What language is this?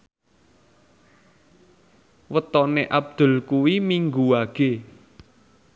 Javanese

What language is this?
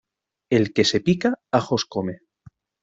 Spanish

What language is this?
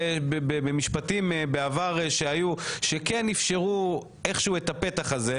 Hebrew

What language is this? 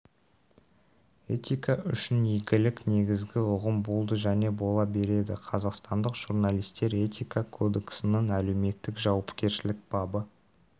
Kazakh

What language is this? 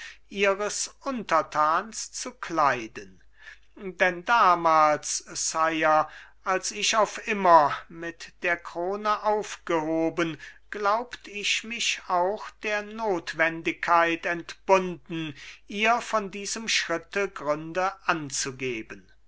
German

